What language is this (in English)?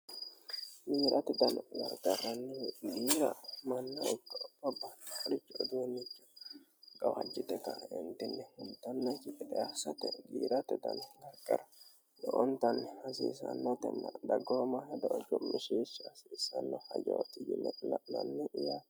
Sidamo